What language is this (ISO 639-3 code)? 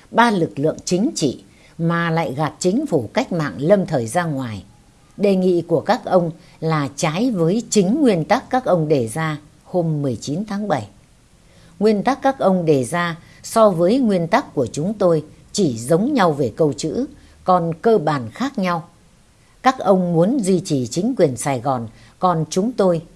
vie